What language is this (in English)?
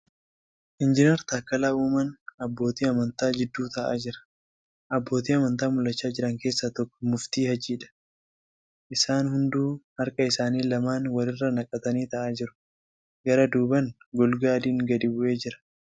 Oromo